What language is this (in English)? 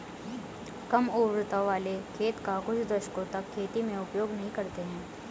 Hindi